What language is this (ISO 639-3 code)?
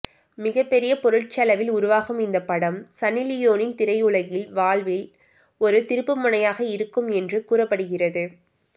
tam